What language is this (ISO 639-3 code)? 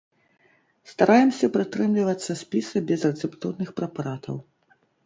bel